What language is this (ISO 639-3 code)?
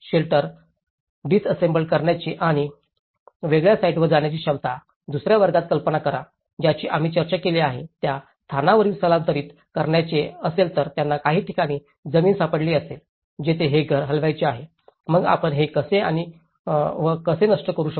mar